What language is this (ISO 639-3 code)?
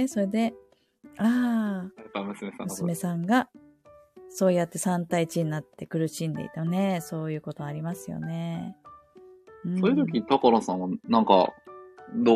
jpn